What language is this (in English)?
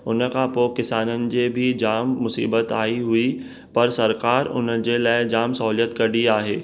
Sindhi